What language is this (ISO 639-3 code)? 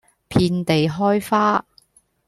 yue